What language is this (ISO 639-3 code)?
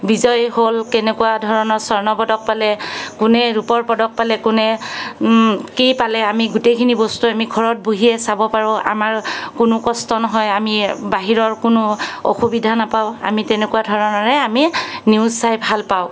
asm